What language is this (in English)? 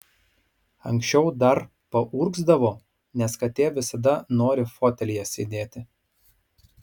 Lithuanian